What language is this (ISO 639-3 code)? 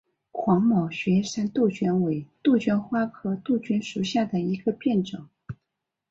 zho